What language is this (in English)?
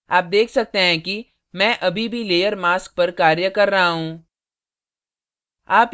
Hindi